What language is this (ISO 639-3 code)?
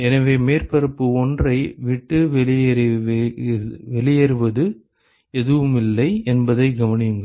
tam